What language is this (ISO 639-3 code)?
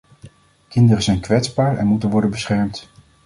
nld